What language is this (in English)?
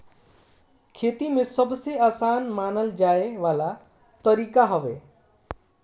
Bhojpuri